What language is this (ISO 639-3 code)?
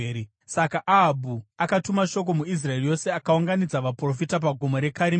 sna